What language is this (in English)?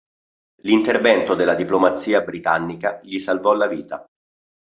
Italian